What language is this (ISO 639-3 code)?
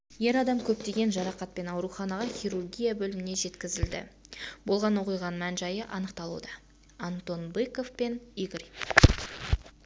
kaz